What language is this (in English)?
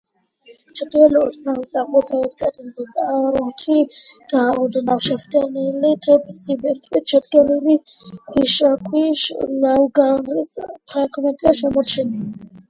Georgian